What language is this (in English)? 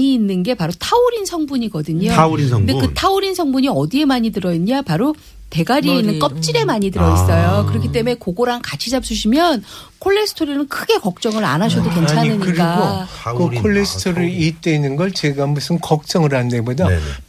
Korean